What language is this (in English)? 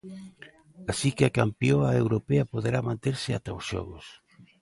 Galician